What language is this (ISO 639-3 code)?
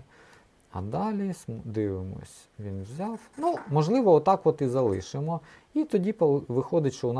ukr